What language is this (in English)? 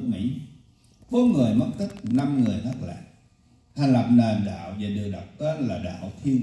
Vietnamese